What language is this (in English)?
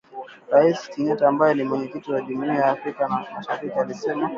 Swahili